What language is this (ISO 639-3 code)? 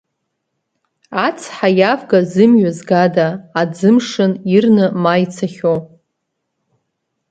abk